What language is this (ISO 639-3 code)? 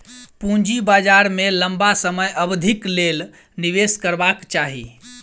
mai